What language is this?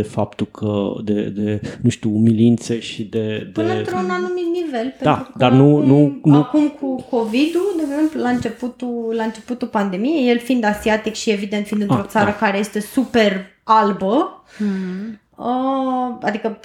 Romanian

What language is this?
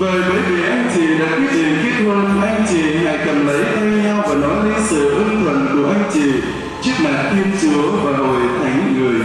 Vietnamese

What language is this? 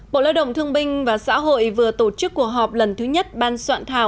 Vietnamese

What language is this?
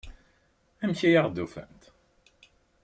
Kabyle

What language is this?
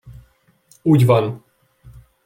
Hungarian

